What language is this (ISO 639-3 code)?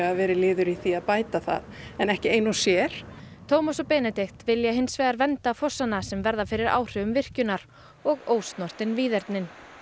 isl